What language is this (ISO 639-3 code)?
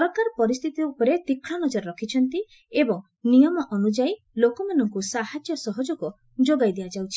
ori